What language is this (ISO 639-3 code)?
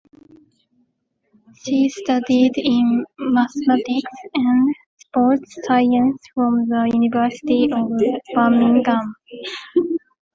eng